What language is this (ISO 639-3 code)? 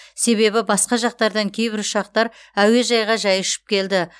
kaz